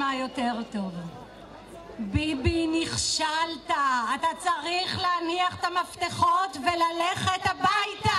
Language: Hebrew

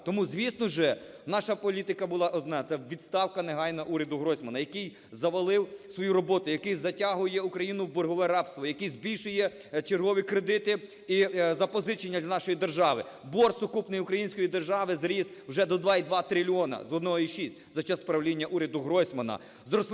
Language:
Ukrainian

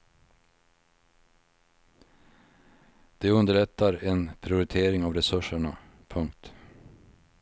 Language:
Swedish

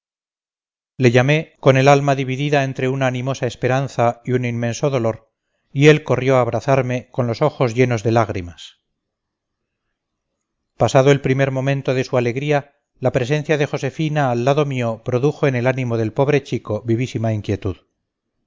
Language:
Spanish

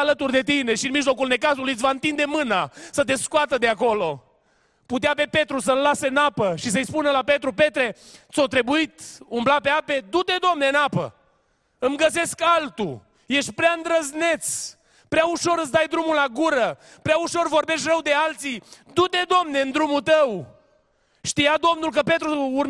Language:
Romanian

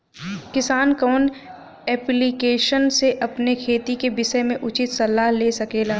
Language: Bhojpuri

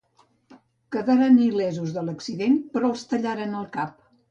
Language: Catalan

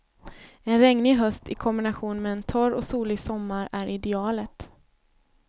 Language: Swedish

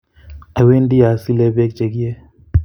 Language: Kalenjin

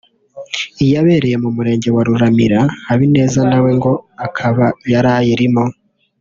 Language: Kinyarwanda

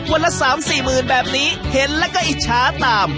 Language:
Thai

